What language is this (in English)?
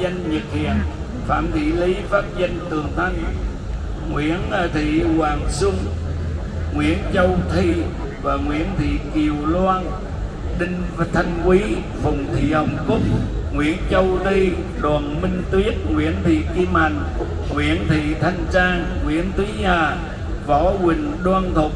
Vietnamese